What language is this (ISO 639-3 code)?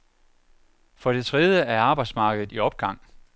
dan